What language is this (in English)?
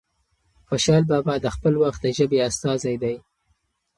Pashto